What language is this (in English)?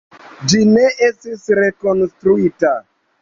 Esperanto